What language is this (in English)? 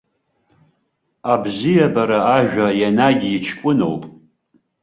Abkhazian